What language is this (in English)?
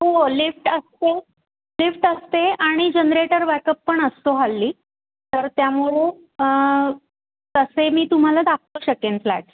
Marathi